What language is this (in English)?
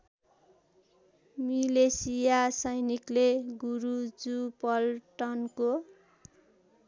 Nepali